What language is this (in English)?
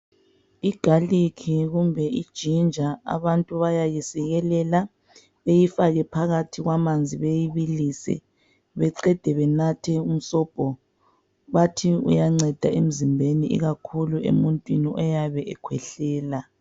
North Ndebele